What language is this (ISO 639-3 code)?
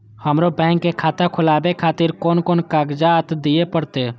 mai